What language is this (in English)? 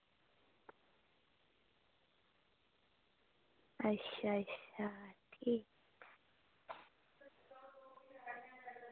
Dogri